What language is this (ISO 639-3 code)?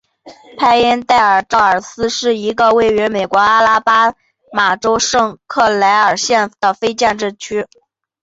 zho